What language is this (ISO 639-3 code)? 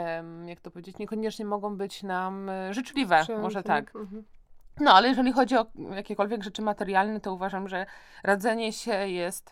pol